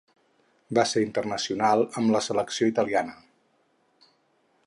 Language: Catalan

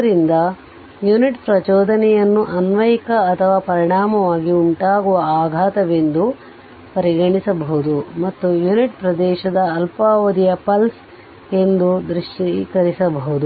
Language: Kannada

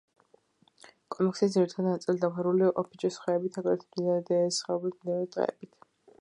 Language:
Georgian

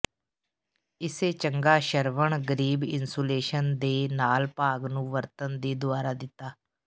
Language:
Punjabi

